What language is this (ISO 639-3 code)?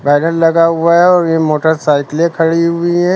hin